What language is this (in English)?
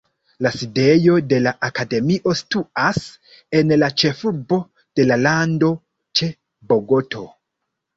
Esperanto